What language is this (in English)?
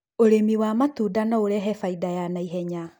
Kikuyu